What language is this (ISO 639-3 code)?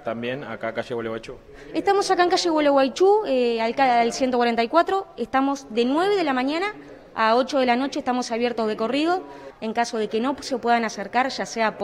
spa